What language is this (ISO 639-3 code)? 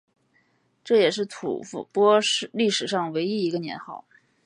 zho